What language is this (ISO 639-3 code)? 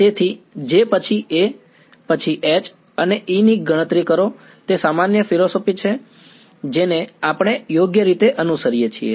guj